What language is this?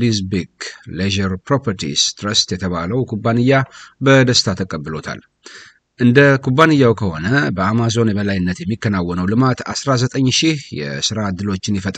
Arabic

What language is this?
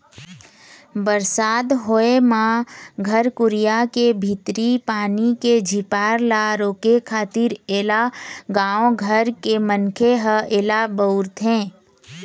Chhattisgarhi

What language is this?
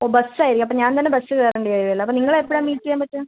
Malayalam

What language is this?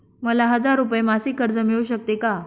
Marathi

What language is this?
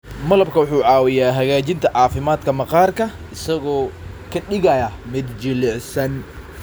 Somali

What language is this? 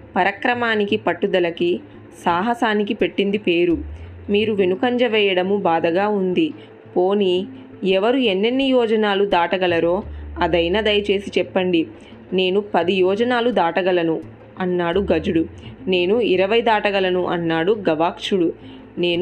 Telugu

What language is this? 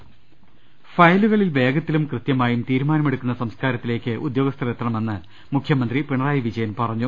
Malayalam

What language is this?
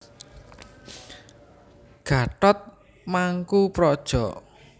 Javanese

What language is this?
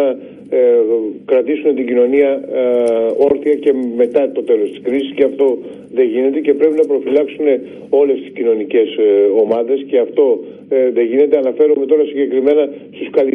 Greek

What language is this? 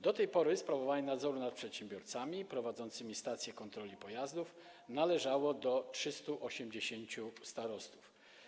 Polish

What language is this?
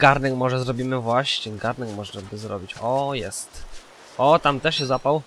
Polish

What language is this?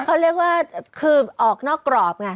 Thai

